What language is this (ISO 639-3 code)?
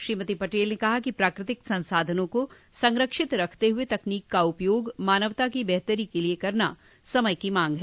hin